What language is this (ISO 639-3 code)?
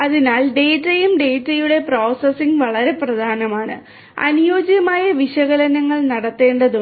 mal